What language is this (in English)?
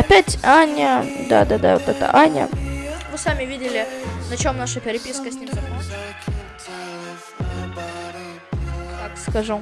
Russian